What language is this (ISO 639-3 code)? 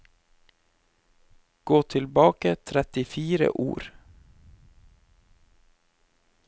nor